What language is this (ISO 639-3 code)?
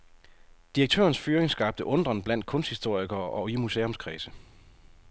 dan